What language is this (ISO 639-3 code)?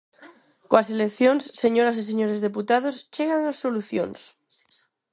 glg